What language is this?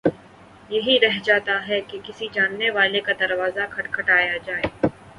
Urdu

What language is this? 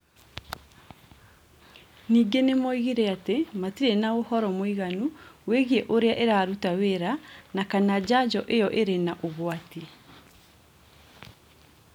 Kikuyu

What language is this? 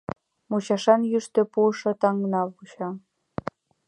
Mari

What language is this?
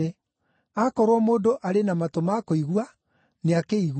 Kikuyu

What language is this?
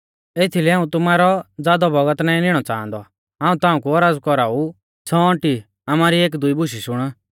Mahasu Pahari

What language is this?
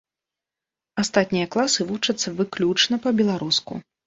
Belarusian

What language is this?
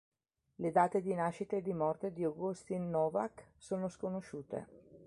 Italian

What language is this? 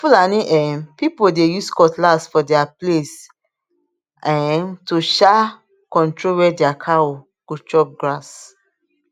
Nigerian Pidgin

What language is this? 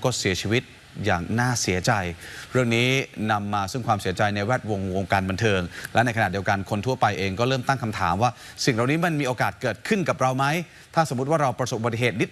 Thai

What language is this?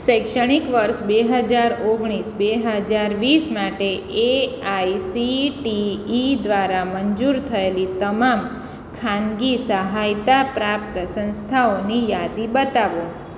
Gujarati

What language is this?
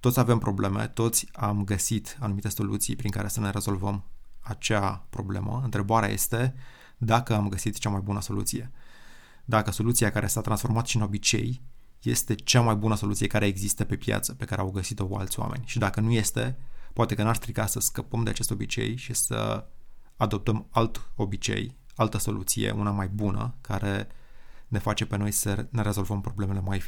Romanian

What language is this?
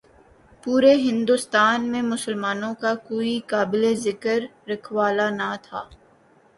Urdu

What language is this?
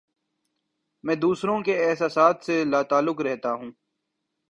Urdu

